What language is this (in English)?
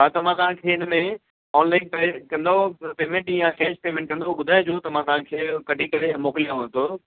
Sindhi